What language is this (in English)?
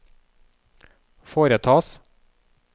Norwegian